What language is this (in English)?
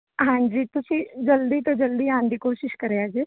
Punjabi